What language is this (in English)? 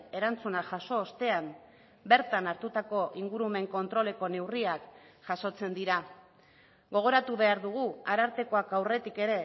Basque